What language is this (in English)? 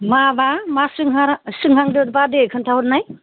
Bodo